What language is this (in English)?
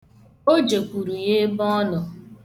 Igbo